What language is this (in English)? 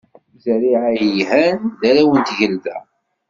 Kabyle